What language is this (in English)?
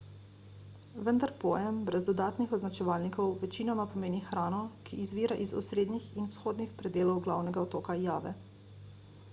Slovenian